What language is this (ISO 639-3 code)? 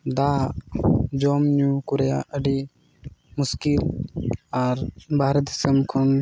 sat